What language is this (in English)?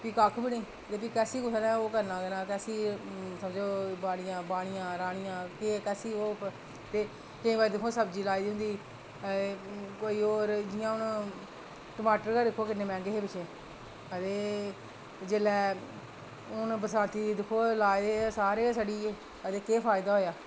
Dogri